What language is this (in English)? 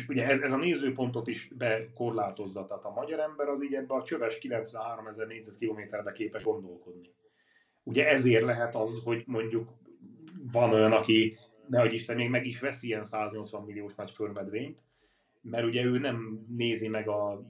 Hungarian